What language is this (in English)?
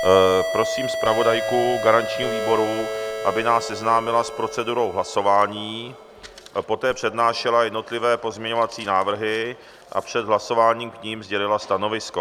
Czech